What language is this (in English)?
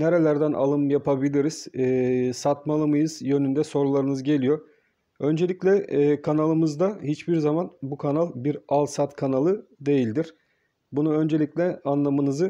Turkish